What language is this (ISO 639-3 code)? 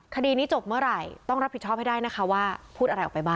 tha